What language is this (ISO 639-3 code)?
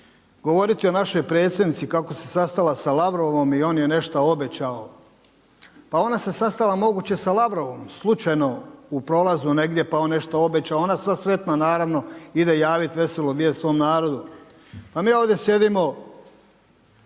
hrv